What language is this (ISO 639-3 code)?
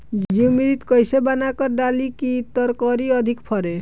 bho